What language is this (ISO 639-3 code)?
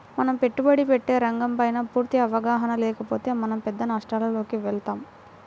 tel